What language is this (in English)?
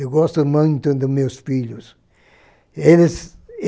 Portuguese